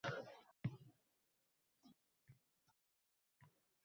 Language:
Uzbek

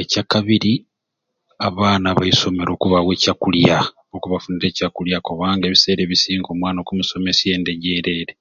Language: Ruuli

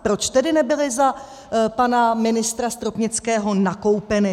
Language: Czech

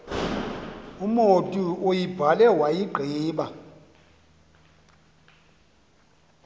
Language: Xhosa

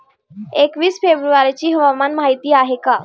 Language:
Marathi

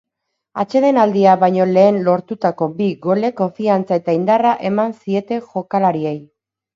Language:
Basque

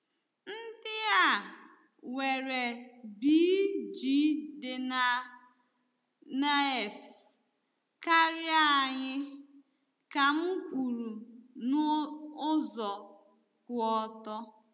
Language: Igbo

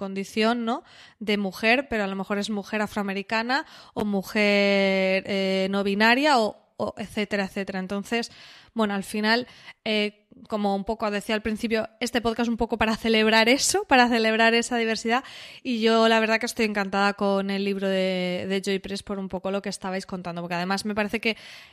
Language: Spanish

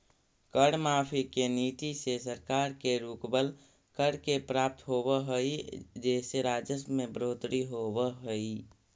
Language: Magahi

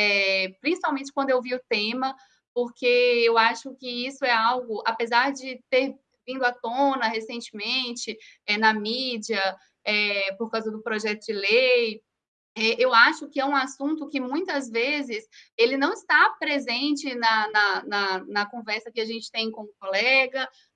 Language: Portuguese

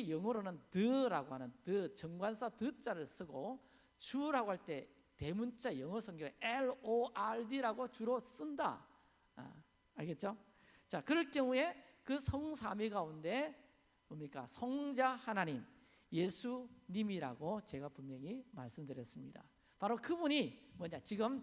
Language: Korean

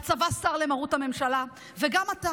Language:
Hebrew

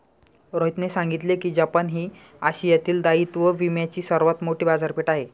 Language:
Marathi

